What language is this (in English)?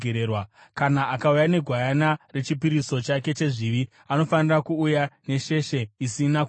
Shona